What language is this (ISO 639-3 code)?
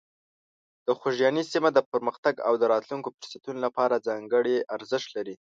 pus